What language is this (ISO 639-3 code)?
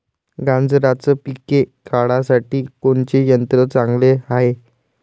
mar